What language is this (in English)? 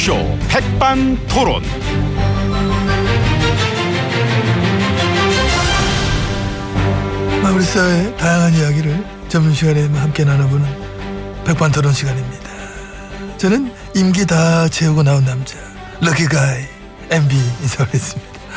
Korean